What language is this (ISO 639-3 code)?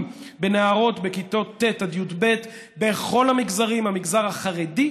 heb